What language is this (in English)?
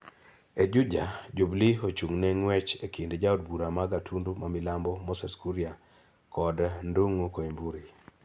Luo (Kenya and Tanzania)